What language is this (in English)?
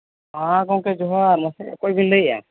Santali